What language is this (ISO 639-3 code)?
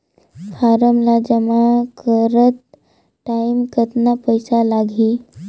hne